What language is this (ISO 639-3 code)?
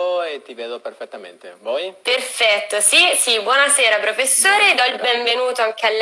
ita